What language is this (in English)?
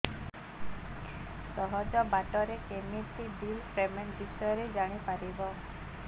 Odia